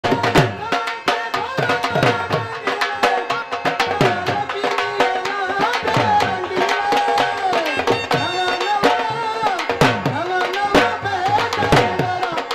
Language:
Bangla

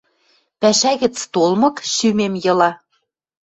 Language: Western Mari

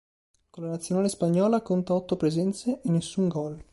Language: Italian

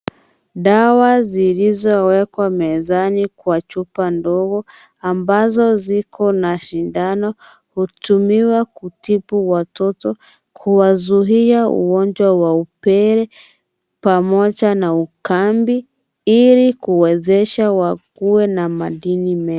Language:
Swahili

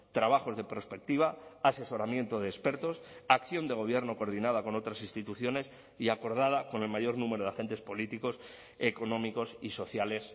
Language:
Spanish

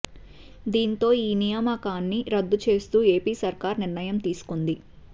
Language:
Telugu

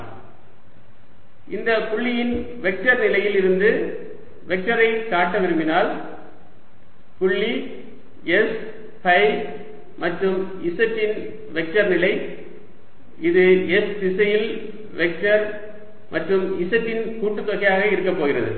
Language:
Tamil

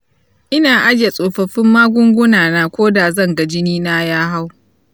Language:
Hausa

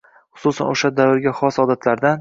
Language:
Uzbek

